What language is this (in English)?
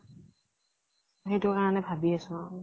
Assamese